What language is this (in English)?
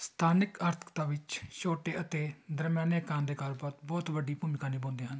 Punjabi